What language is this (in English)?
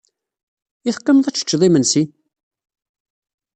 Kabyle